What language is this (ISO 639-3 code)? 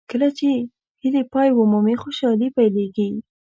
pus